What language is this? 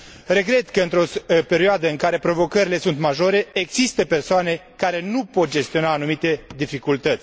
Romanian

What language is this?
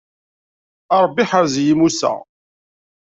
Kabyle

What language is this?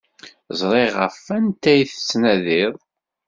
Kabyle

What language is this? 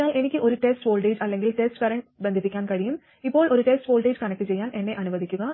Malayalam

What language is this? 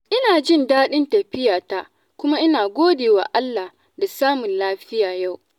Hausa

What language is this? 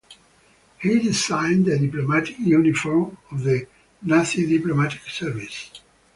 English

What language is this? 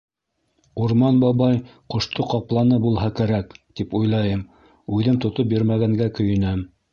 Bashkir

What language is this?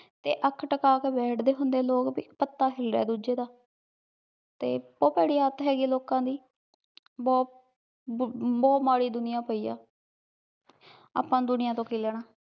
Punjabi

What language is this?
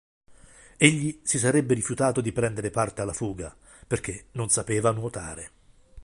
Italian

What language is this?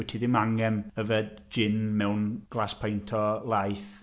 Welsh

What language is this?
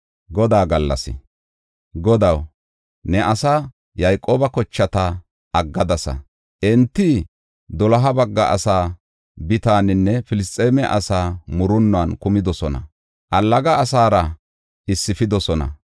Gofa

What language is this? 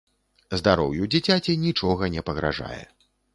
Belarusian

